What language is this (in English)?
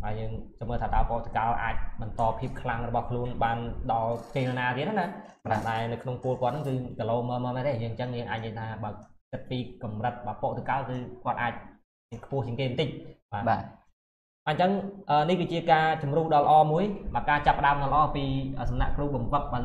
Vietnamese